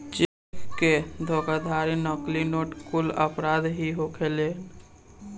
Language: Bhojpuri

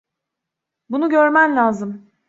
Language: Turkish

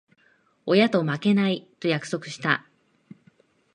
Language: Japanese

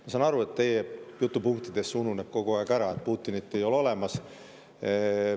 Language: Estonian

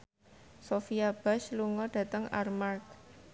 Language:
Javanese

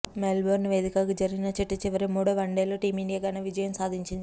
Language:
Telugu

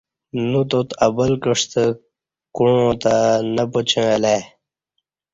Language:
Kati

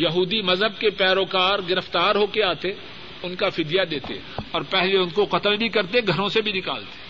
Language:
Urdu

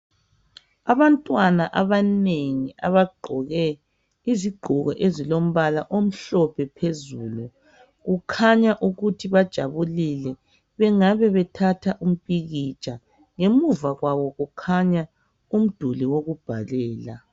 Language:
North Ndebele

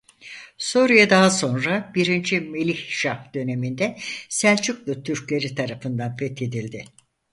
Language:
Turkish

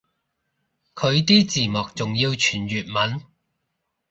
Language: Cantonese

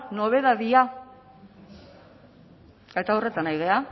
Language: Basque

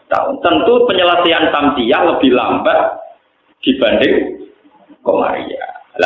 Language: Indonesian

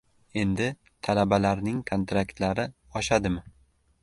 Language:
Uzbek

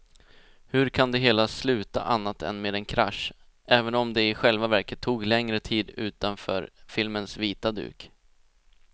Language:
Swedish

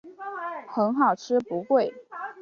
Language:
Chinese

